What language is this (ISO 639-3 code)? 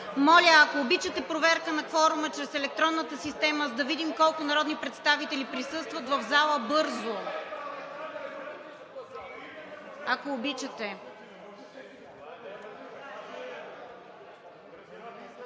bul